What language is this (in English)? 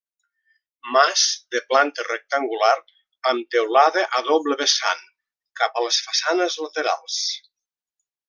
Catalan